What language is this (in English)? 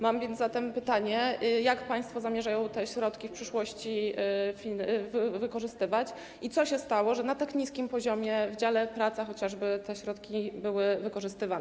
Polish